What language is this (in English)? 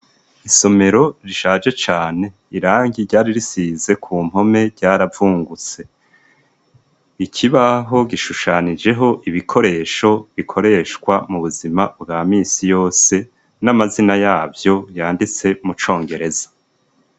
Rundi